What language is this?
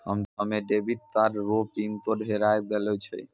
Maithili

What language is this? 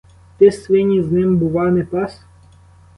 Ukrainian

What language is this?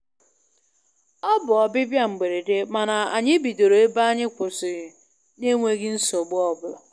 Igbo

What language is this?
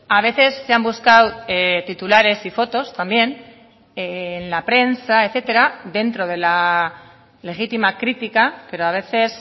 Spanish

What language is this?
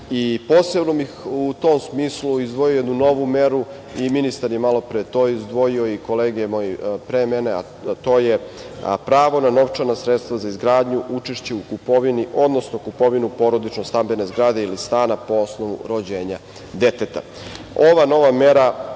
Serbian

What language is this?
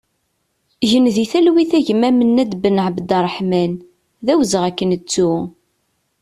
Kabyle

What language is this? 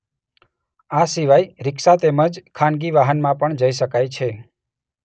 Gujarati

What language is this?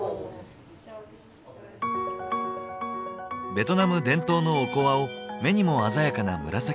Japanese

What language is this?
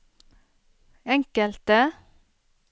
Norwegian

